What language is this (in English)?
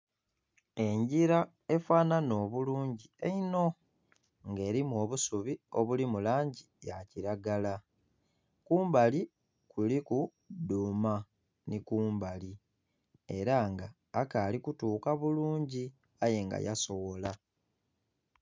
Soga